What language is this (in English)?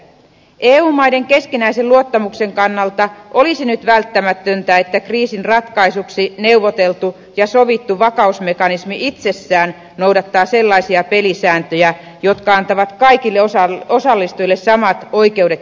Finnish